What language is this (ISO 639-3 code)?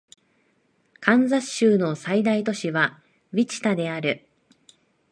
jpn